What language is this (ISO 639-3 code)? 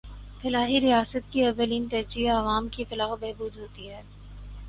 urd